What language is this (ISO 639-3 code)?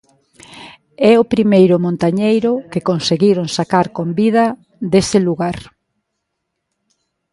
glg